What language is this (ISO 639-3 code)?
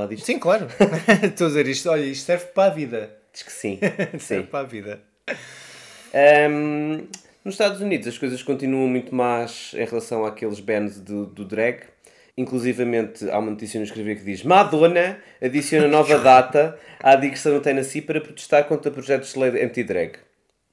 por